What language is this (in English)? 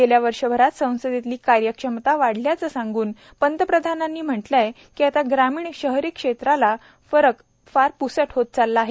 Marathi